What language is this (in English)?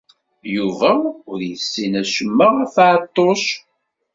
Kabyle